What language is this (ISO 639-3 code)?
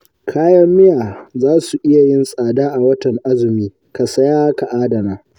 hau